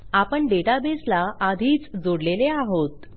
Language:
Marathi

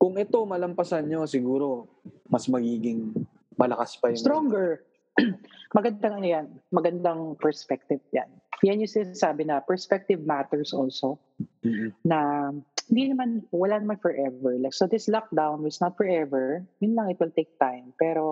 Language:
Filipino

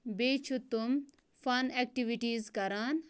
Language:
Kashmiri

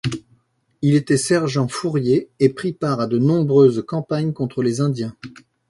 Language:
French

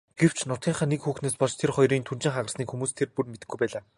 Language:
Mongolian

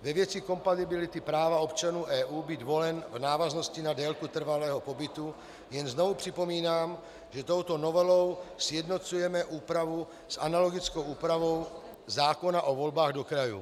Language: Czech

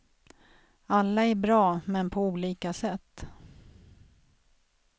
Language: Swedish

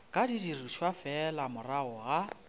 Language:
Northern Sotho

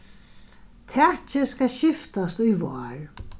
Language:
Faroese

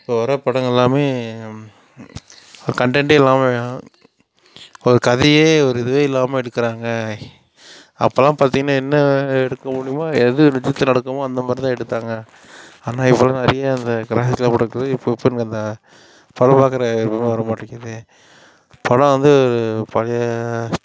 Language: Tamil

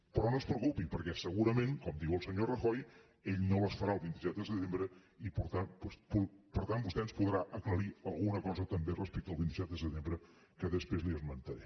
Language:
Catalan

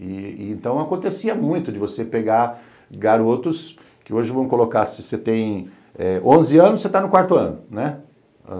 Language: Portuguese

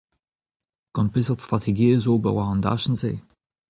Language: Breton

